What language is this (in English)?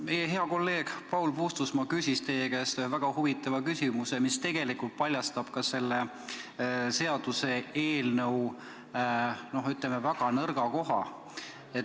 Estonian